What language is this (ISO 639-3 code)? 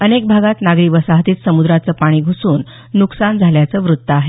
mar